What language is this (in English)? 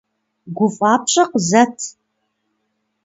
Kabardian